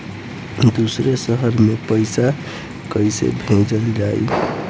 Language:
Bhojpuri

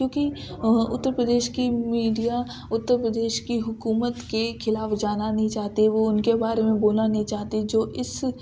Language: Urdu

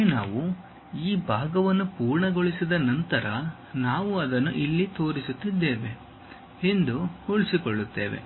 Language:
Kannada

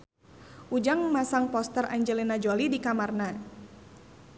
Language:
Sundanese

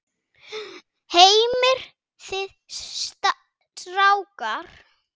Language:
Icelandic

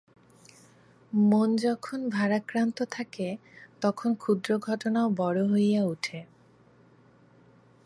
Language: Bangla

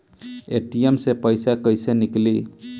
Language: Bhojpuri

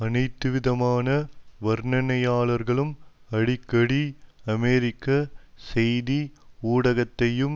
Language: Tamil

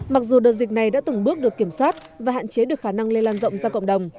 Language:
Vietnamese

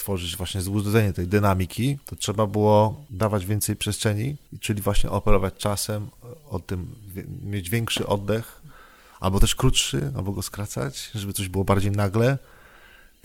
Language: Polish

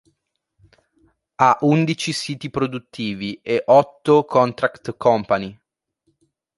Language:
Italian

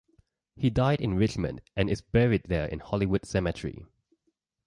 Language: English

